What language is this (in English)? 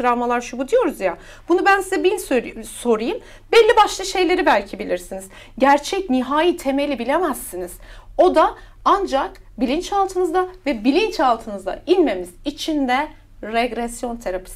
Turkish